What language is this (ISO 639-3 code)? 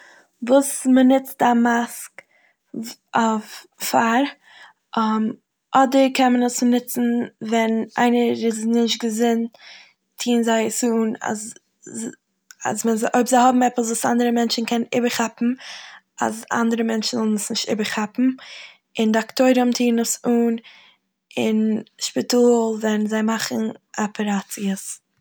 yid